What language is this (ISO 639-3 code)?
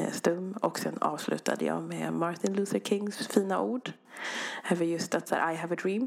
swe